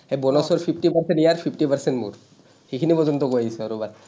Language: Assamese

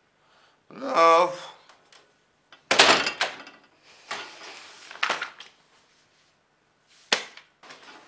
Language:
Romanian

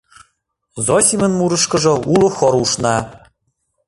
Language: Mari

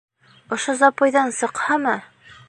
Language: Bashkir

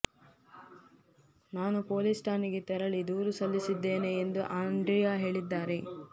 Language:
Kannada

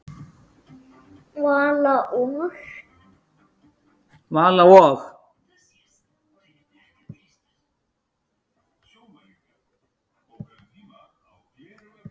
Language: Icelandic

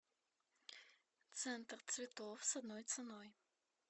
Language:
Russian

